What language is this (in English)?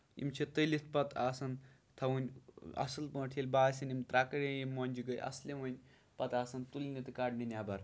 Kashmiri